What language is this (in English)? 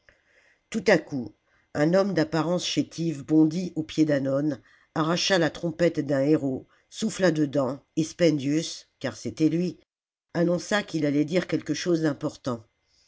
French